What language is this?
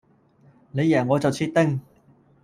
Cantonese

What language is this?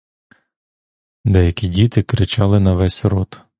Ukrainian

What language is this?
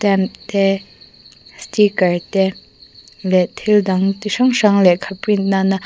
Mizo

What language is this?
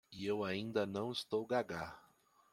Portuguese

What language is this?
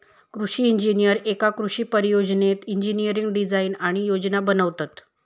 Marathi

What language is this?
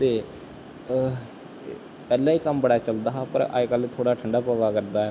Dogri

